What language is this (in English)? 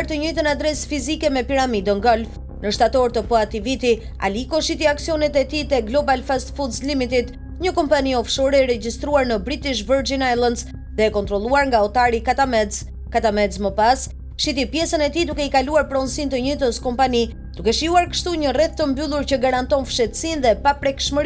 Romanian